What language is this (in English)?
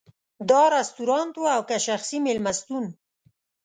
Pashto